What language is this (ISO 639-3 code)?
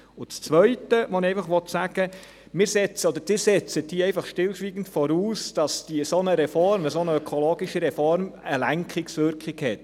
gsw